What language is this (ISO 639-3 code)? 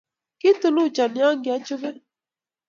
kln